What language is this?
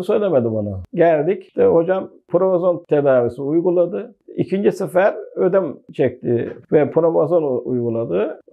Turkish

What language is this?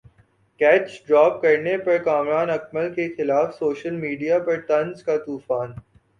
Urdu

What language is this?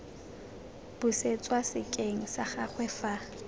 Tswana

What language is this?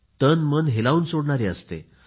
Marathi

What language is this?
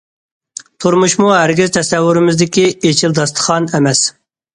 Uyghur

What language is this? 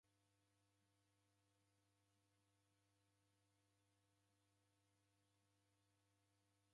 Taita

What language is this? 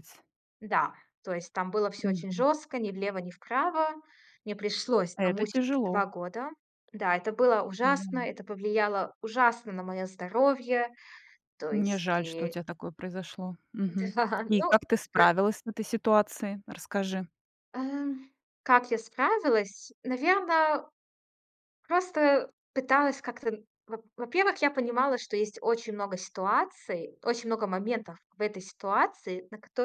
Russian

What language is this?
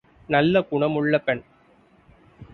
Tamil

